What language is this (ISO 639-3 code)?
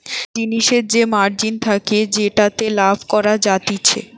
ben